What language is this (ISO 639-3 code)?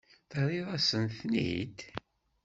kab